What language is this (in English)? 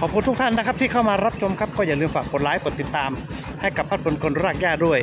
Thai